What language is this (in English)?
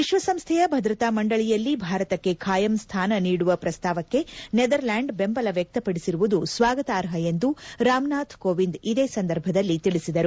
Kannada